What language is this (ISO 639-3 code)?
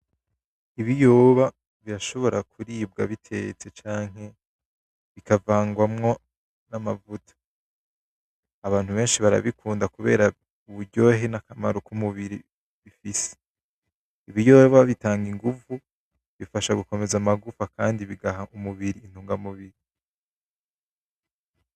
run